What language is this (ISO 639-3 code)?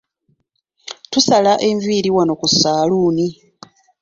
lug